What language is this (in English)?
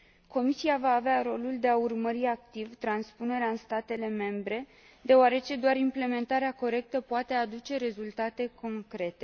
Romanian